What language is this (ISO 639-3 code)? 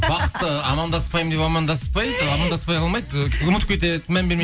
kaz